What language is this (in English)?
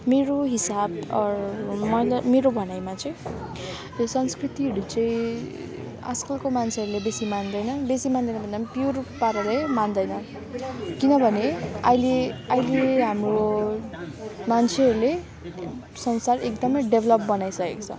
Nepali